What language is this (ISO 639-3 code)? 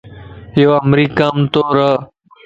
lss